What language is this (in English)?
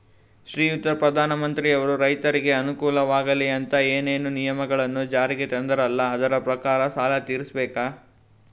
Kannada